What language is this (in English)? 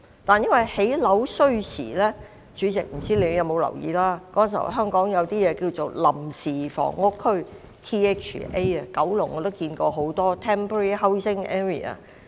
Cantonese